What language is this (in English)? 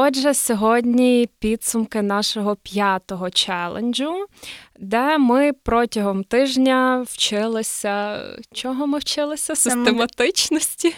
Ukrainian